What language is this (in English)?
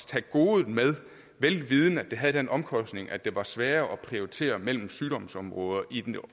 Danish